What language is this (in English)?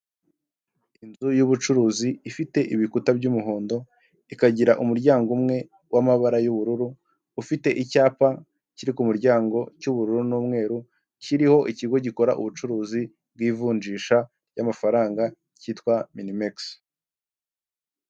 Kinyarwanda